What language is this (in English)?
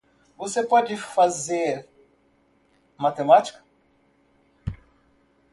Portuguese